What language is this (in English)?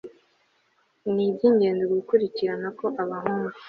Kinyarwanda